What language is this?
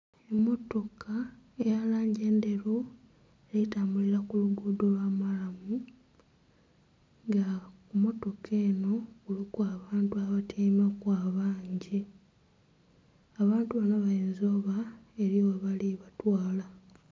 Soga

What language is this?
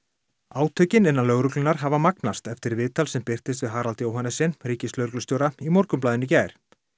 Icelandic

